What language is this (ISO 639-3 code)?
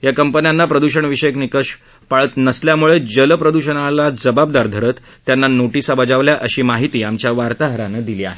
mar